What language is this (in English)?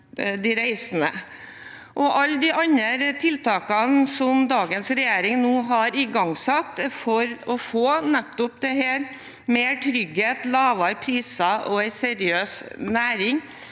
Norwegian